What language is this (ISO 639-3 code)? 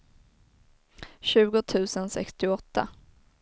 swe